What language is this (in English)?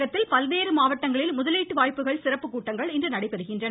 Tamil